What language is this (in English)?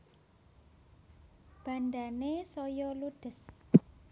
Javanese